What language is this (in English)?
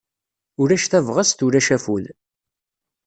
Kabyle